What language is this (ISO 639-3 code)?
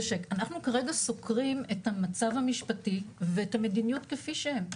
heb